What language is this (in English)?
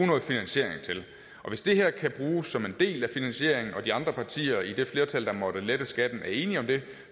Danish